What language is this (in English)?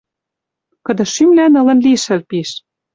Western Mari